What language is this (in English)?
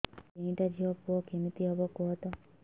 Odia